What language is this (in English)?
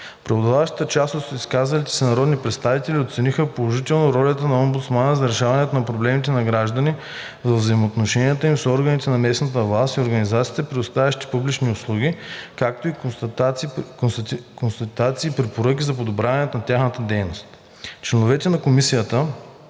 Bulgarian